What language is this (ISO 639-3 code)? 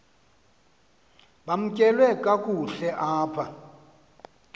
xho